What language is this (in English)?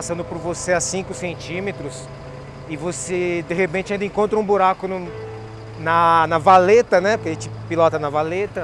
Portuguese